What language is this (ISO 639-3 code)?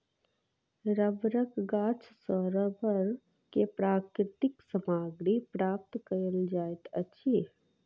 mai